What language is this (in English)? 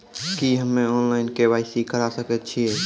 Maithili